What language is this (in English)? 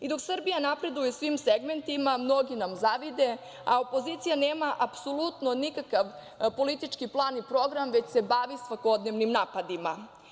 Serbian